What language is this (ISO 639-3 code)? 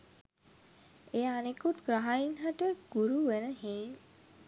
sin